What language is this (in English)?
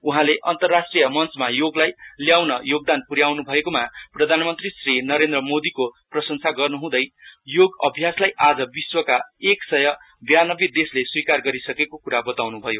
Nepali